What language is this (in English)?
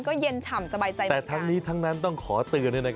Thai